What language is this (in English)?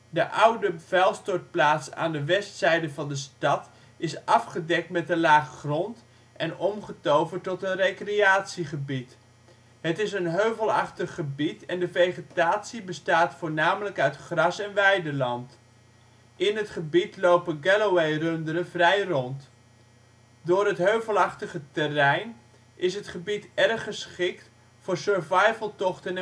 Dutch